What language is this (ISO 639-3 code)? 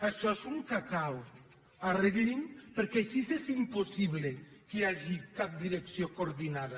cat